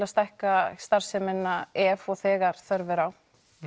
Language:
Icelandic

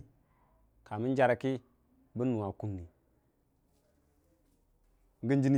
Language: Dijim-Bwilim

